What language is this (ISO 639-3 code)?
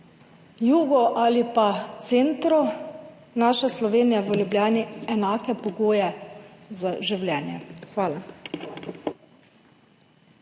slv